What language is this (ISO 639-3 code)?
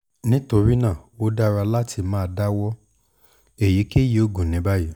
yor